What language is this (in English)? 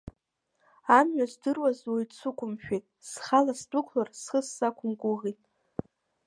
Abkhazian